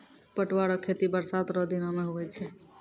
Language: Maithili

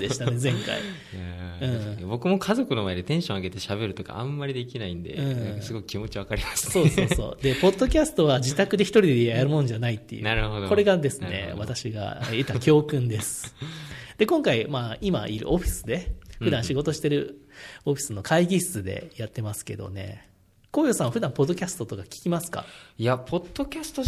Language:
Japanese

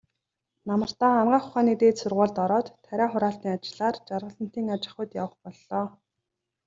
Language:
Mongolian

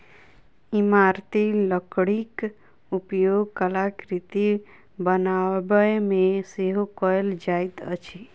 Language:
Maithili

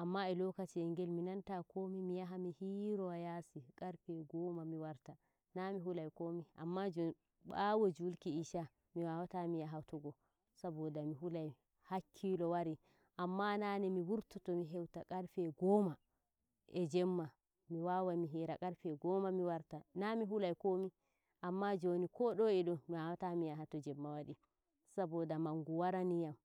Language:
Nigerian Fulfulde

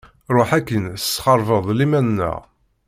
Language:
Kabyle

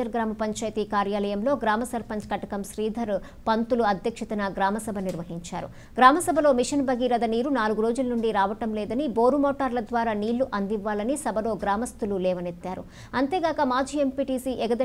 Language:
Hindi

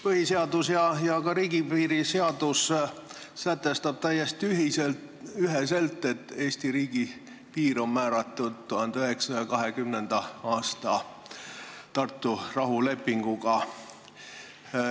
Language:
Estonian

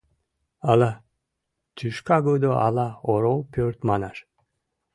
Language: Mari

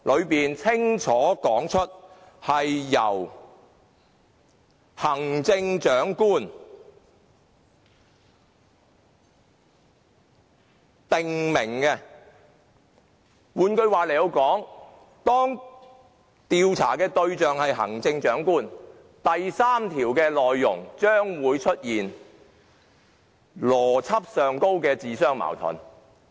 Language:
Cantonese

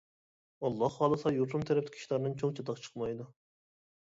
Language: Uyghur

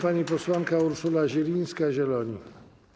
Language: Polish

